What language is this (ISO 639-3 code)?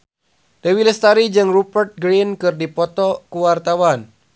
sun